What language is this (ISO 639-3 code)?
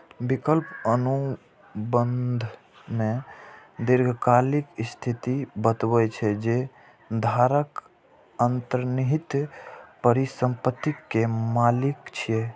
mai